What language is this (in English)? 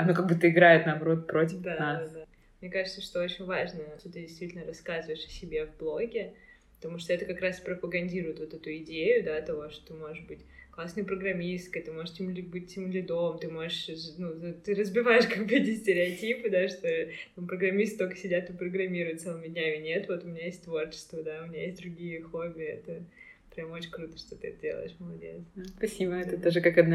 Russian